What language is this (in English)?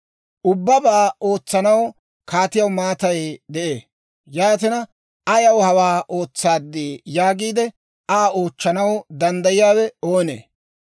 Dawro